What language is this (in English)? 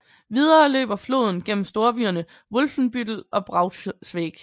Danish